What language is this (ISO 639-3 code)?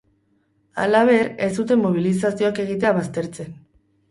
eus